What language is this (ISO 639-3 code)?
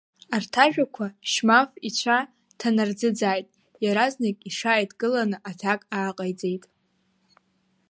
abk